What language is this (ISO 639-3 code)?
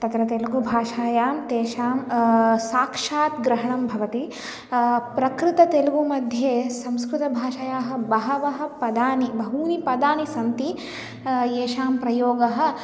san